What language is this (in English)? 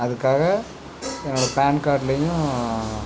Tamil